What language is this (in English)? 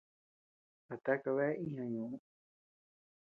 Tepeuxila Cuicatec